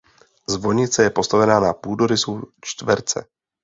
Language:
Czech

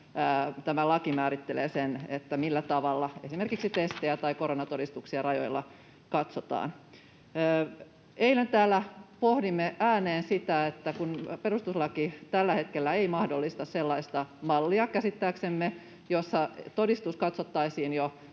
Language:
Finnish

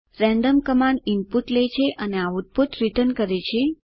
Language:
Gujarati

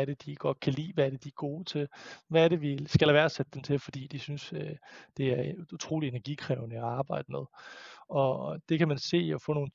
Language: Danish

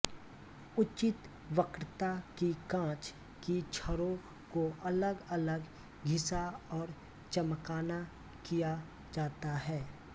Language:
Hindi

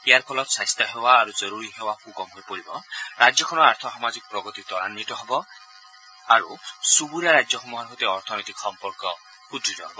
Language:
Assamese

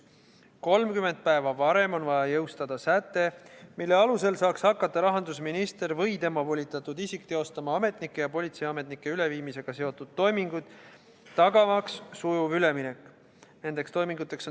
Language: Estonian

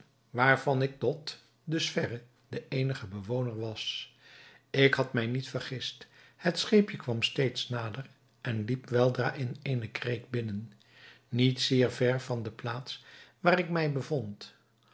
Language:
Dutch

